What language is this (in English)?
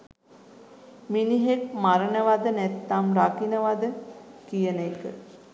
Sinhala